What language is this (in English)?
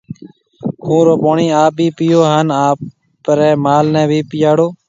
Marwari (Pakistan)